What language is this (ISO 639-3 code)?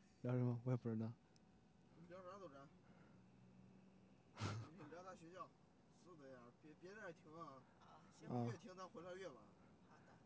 zho